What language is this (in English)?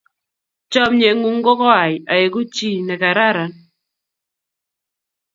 Kalenjin